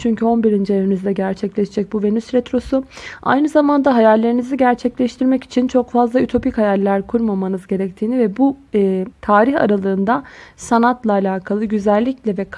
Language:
Turkish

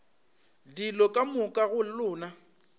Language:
Northern Sotho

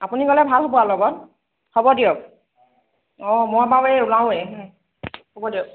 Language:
Assamese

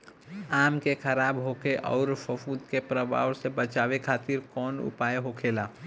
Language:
Bhojpuri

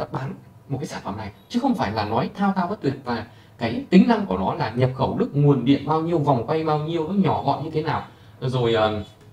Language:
Vietnamese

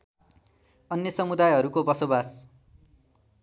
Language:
Nepali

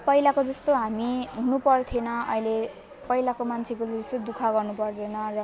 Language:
Nepali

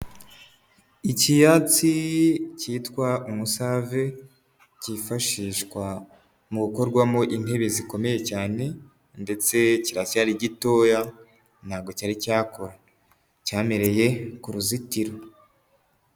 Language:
Kinyarwanda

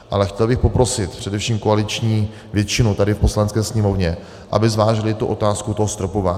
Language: Czech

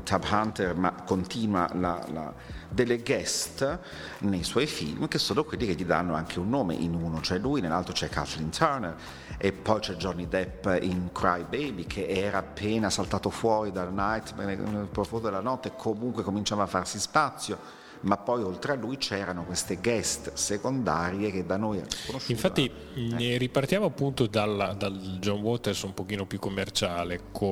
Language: Italian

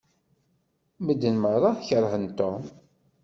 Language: Kabyle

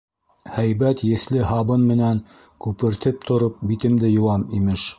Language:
Bashkir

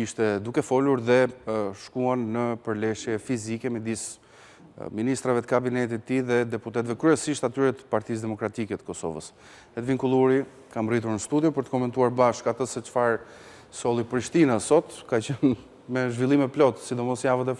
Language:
Romanian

